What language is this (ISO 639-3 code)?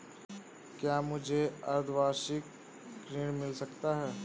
hin